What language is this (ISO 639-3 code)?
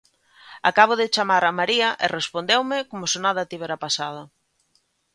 glg